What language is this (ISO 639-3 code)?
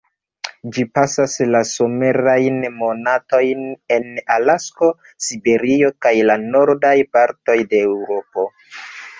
epo